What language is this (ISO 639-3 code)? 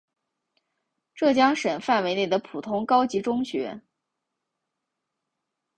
zho